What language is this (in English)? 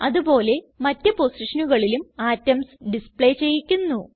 Malayalam